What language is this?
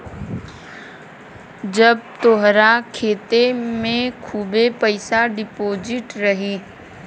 Bhojpuri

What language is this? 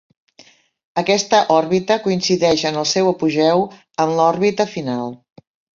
Catalan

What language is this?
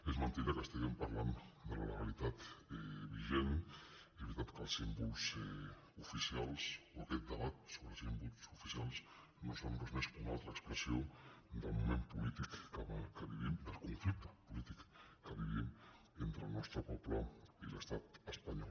Catalan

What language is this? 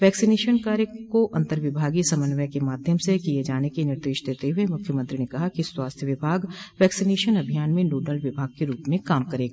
Hindi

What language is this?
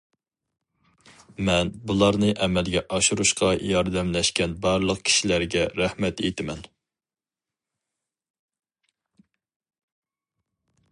Uyghur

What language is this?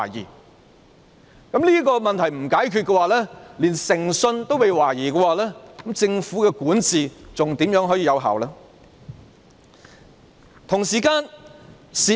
Cantonese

